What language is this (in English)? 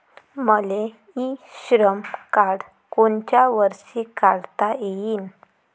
Marathi